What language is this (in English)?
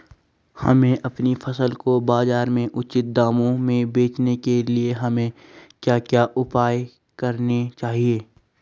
Hindi